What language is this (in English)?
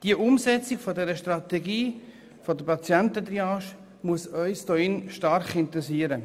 Swiss German